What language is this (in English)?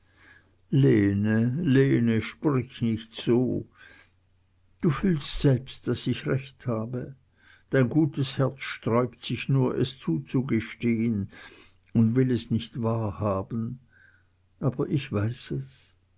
German